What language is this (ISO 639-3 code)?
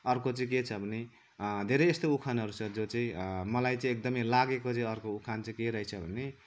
nep